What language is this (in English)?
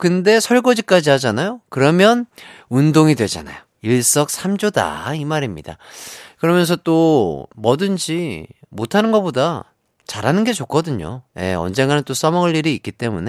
Korean